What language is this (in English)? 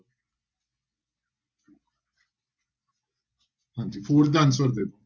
Punjabi